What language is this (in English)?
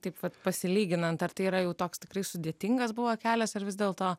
Lithuanian